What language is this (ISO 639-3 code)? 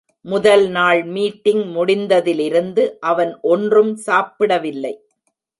tam